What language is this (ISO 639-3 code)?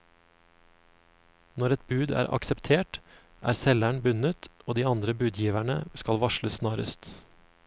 nor